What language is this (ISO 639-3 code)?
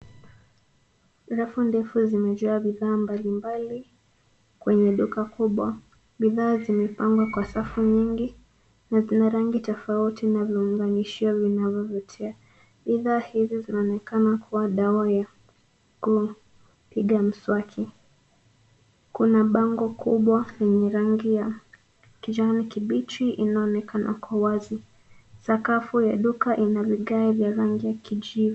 swa